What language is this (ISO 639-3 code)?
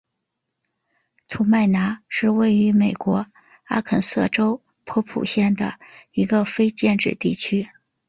zho